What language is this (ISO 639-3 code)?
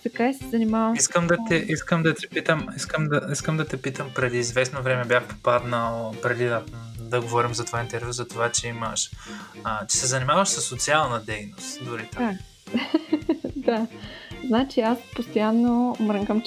bul